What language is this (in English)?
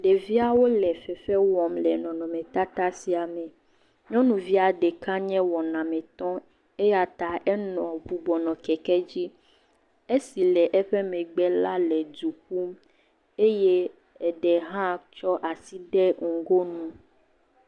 Ewe